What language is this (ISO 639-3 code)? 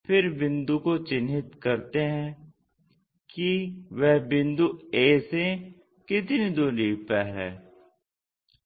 hin